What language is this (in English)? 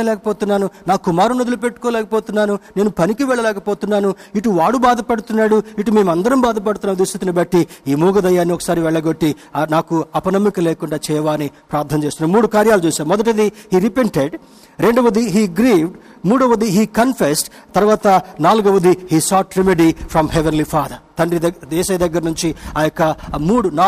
Telugu